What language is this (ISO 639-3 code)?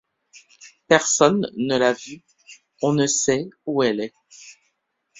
fra